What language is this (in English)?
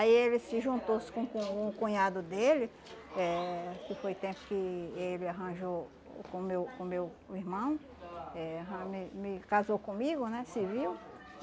Portuguese